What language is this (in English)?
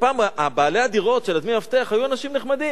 Hebrew